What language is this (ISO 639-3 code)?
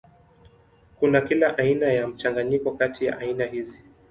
swa